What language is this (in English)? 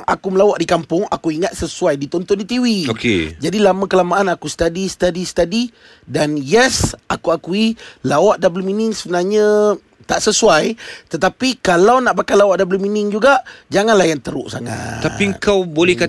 Malay